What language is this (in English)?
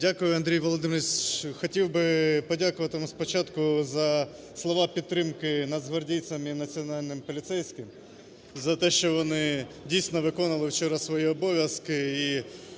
Ukrainian